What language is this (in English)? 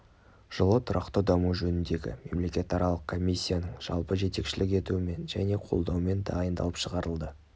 Kazakh